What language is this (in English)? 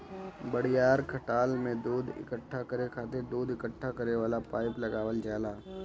Bhojpuri